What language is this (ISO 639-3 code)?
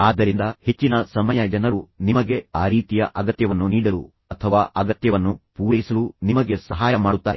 kan